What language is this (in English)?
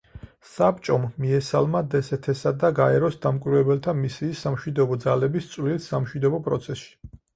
Georgian